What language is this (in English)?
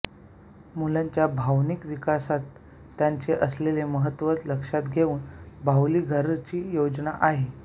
Marathi